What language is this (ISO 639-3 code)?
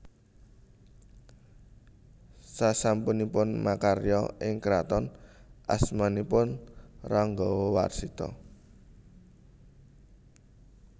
jav